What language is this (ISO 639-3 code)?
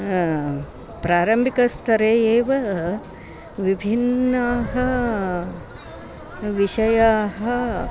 san